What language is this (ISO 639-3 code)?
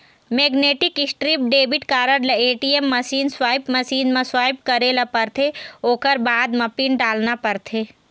hne